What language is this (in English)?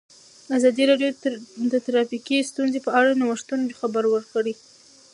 Pashto